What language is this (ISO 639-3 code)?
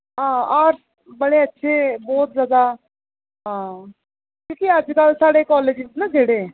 doi